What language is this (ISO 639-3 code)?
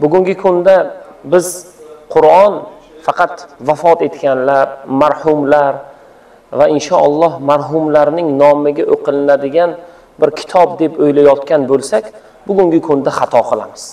tur